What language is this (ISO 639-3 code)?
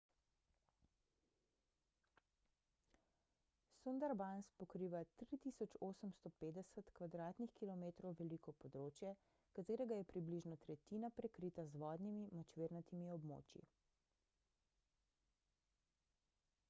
slv